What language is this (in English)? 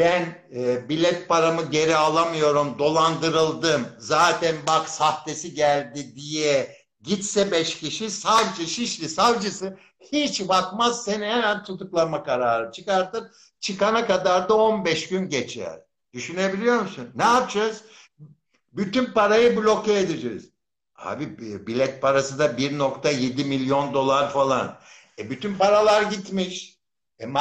Turkish